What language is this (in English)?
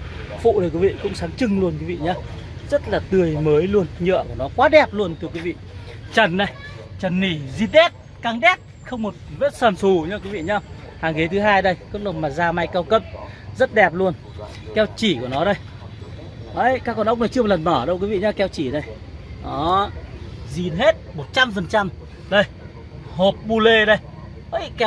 Vietnamese